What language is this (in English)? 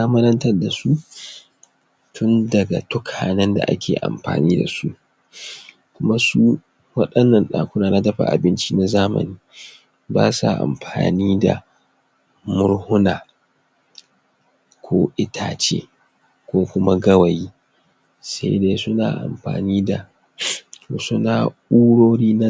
Hausa